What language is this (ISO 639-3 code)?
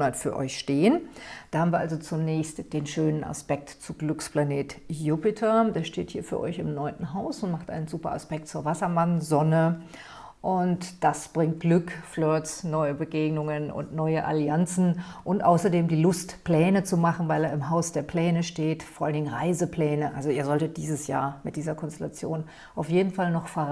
deu